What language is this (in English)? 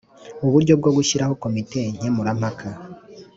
Kinyarwanda